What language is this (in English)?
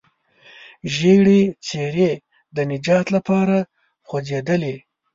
Pashto